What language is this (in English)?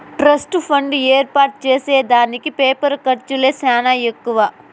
Telugu